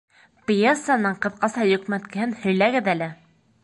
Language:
Bashkir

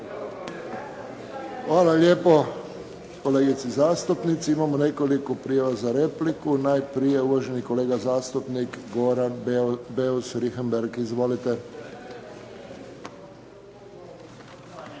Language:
Croatian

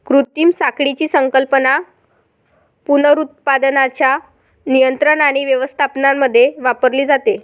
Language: Marathi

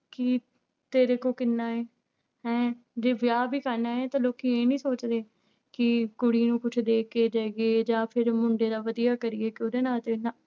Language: Punjabi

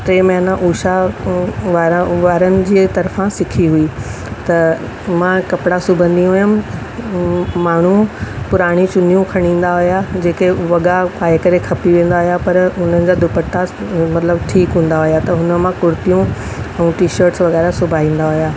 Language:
Sindhi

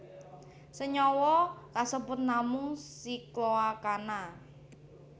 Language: Javanese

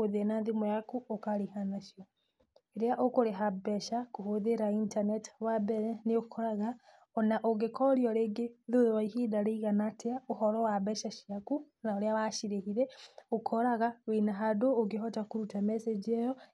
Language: Kikuyu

